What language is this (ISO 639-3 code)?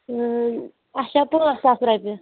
kas